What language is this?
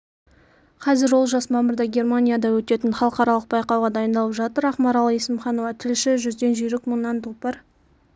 Kazakh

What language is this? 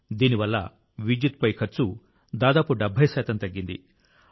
Telugu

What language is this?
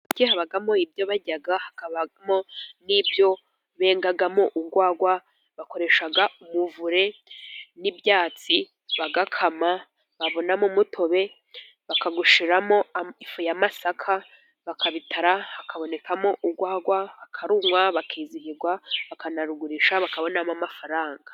Kinyarwanda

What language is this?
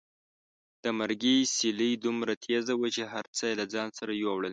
Pashto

